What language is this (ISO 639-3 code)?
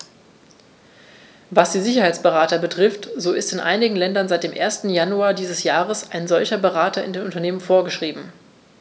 deu